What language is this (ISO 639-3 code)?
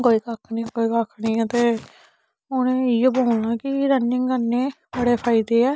doi